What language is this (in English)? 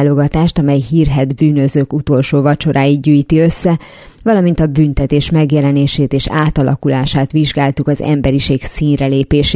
Hungarian